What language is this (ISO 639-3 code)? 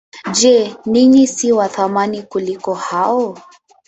swa